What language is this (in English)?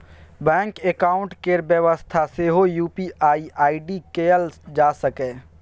Maithili